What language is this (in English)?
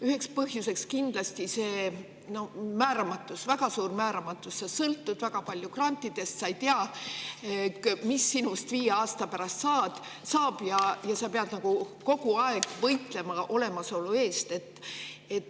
Estonian